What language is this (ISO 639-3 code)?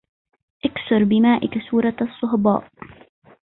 ara